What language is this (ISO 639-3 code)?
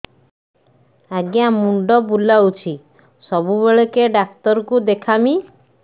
ori